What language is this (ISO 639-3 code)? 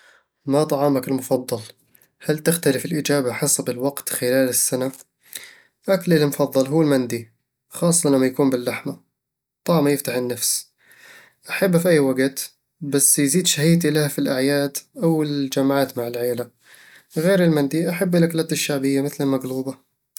avl